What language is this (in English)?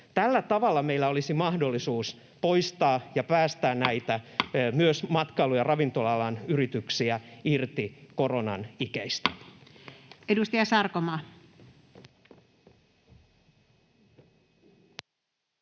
Finnish